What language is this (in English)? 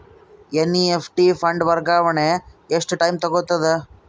Kannada